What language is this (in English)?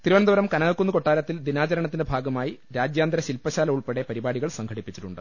Malayalam